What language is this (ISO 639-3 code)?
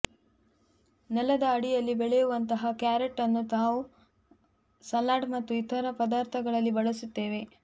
kan